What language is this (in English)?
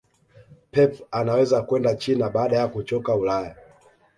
Swahili